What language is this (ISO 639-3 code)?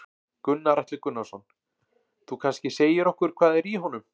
isl